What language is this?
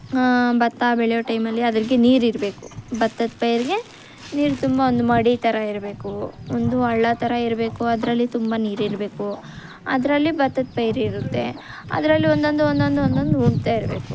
Kannada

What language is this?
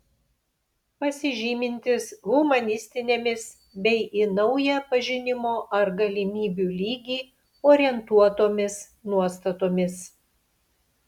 Lithuanian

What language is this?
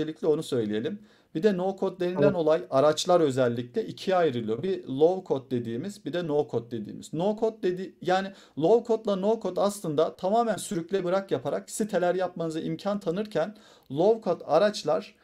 Turkish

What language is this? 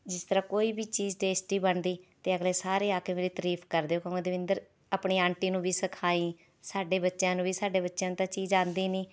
Punjabi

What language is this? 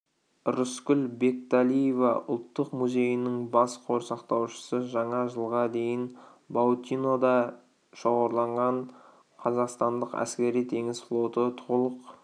Kazakh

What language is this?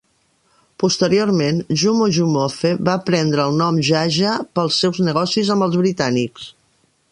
Catalan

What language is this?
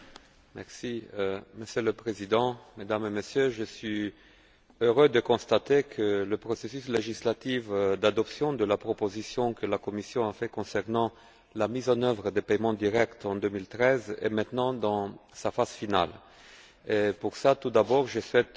French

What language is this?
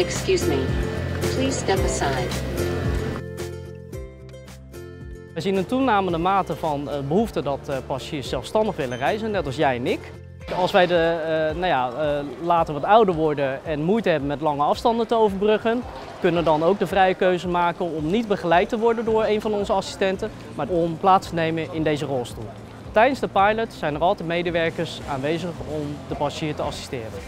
Dutch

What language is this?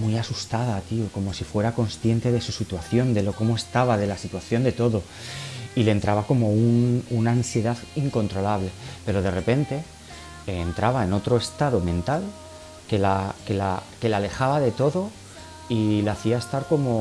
Spanish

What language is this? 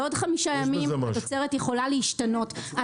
Hebrew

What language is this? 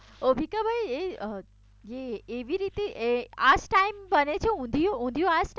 Gujarati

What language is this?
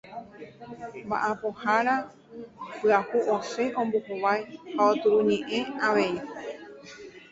Guarani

